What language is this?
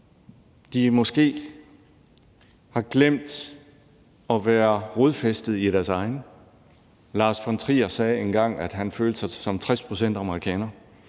Danish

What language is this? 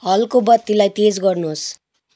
Nepali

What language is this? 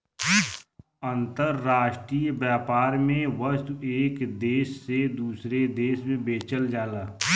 Bhojpuri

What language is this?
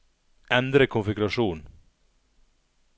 Norwegian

